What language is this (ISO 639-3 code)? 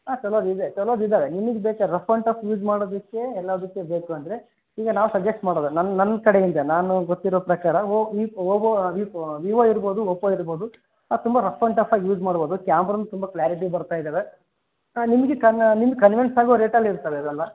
kan